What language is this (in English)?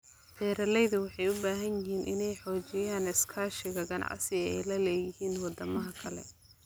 Somali